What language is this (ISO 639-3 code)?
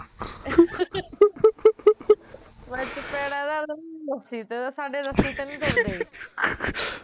pan